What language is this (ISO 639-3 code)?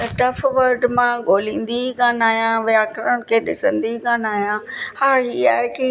snd